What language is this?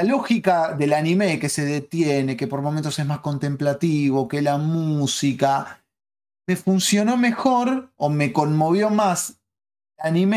Spanish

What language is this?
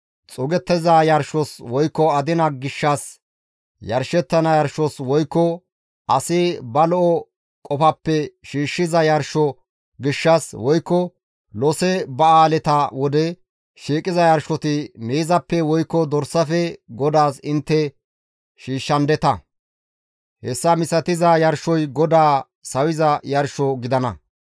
Gamo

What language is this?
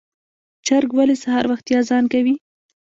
Pashto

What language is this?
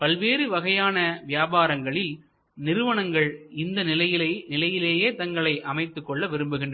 Tamil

